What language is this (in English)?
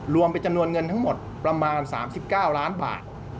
Thai